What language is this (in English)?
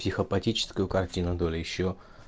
Russian